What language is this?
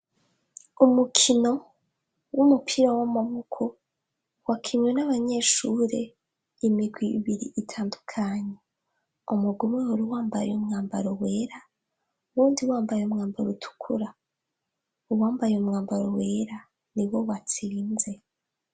Rundi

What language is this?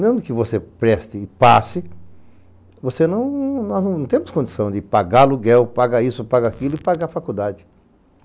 Portuguese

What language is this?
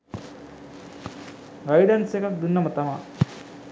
Sinhala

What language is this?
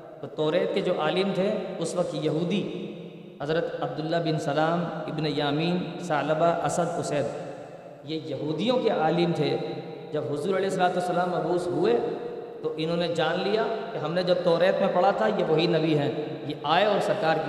Urdu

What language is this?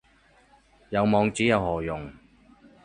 Cantonese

